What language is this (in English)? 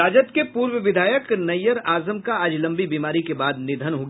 Hindi